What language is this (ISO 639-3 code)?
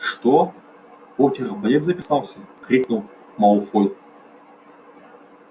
rus